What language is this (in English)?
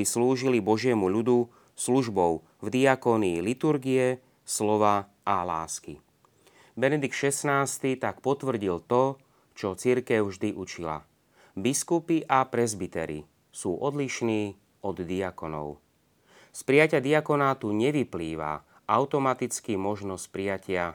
Slovak